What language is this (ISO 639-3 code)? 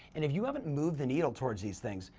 eng